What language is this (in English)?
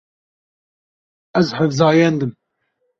Kurdish